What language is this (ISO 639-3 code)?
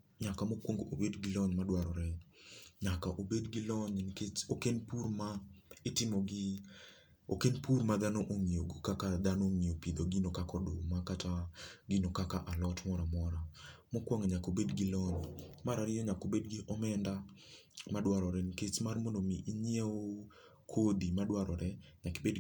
luo